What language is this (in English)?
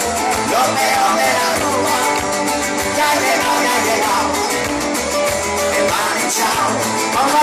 Greek